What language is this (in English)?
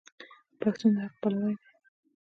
Pashto